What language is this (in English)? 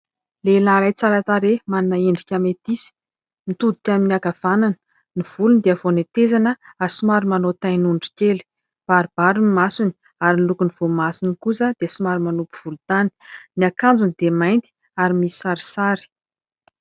Malagasy